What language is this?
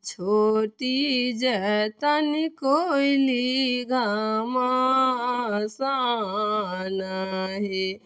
Maithili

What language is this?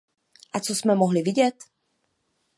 Czech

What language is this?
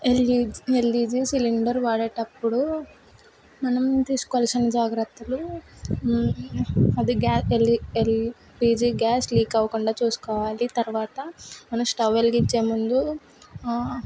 Telugu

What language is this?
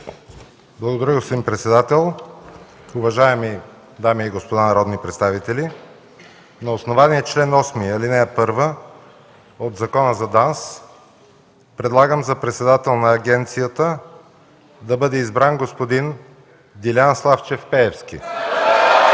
Bulgarian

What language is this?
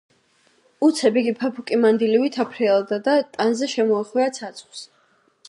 Georgian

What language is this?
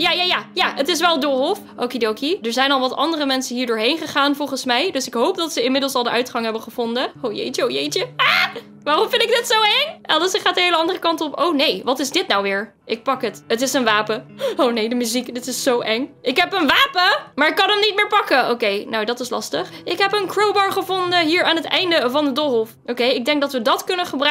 Dutch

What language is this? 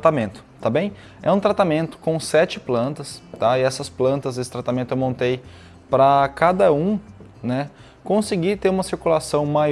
Portuguese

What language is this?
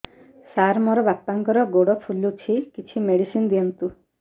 Odia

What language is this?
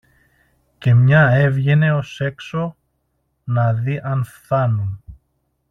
Greek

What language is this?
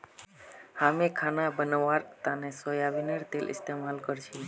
Magahi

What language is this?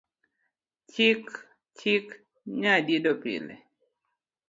Luo (Kenya and Tanzania)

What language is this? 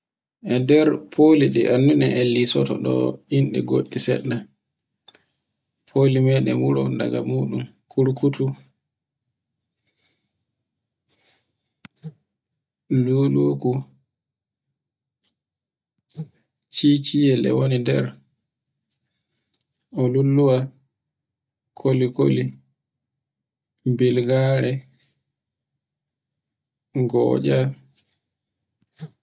Borgu Fulfulde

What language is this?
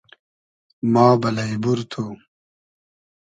Hazaragi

